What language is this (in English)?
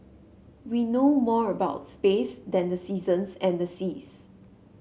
English